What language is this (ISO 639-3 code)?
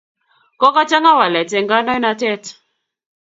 kln